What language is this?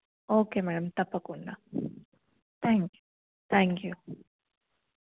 Telugu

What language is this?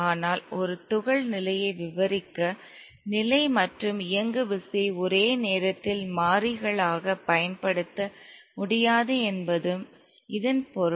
Tamil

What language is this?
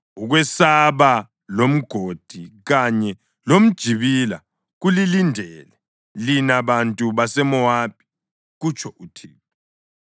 North Ndebele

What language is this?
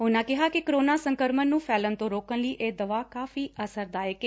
Punjabi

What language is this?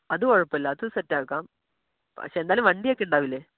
Malayalam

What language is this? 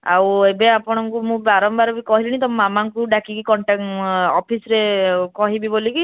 Odia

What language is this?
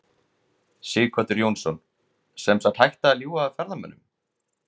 Icelandic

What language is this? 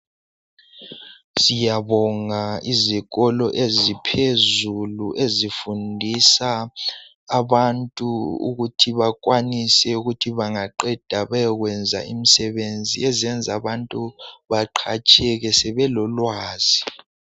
North Ndebele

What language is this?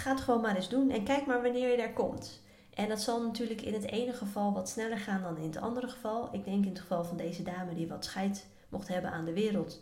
Dutch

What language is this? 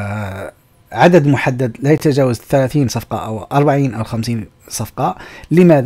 Arabic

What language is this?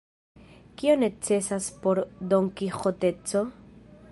Esperanto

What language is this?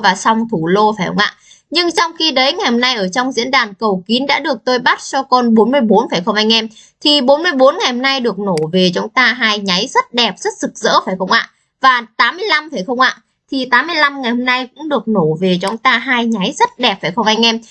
Vietnamese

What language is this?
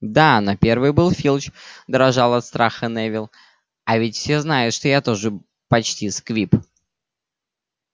Russian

